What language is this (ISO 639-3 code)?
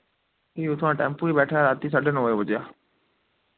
doi